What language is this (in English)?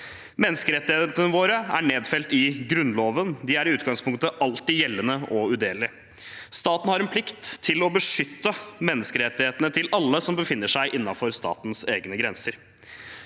Norwegian